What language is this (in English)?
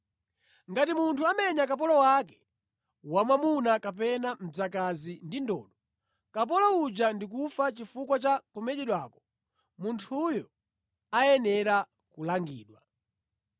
Nyanja